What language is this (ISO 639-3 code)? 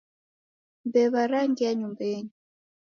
dav